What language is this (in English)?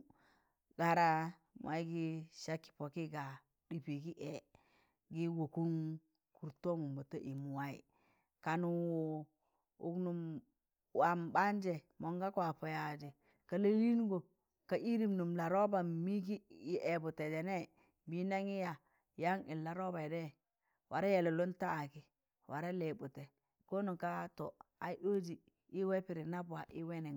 Tangale